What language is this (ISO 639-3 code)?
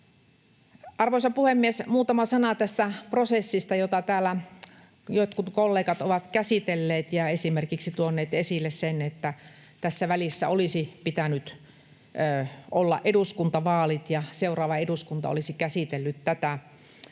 fin